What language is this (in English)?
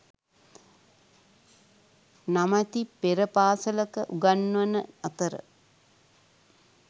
Sinhala